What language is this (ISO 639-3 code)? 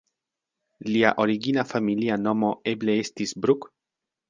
epo